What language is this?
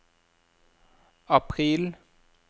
Norwegian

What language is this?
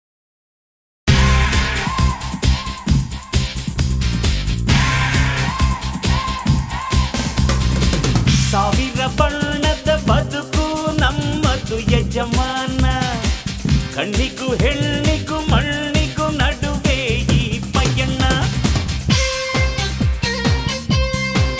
Vietnamese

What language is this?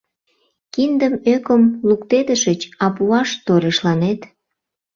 Mari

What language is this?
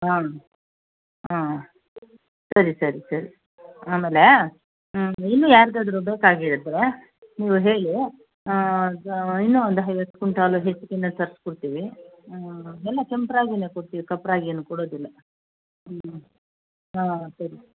Kannada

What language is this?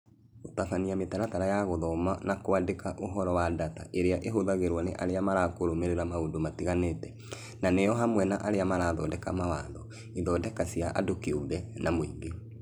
Kikuyu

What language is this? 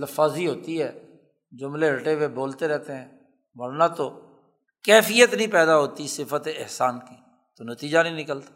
Urdu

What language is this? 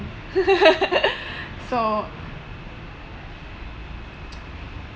English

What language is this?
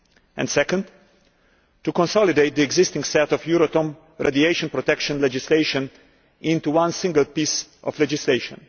English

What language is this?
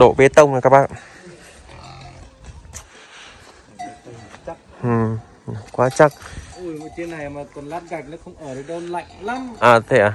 Vietnamese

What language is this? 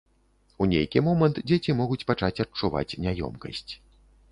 Belarusian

